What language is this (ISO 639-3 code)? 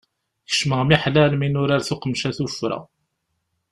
kab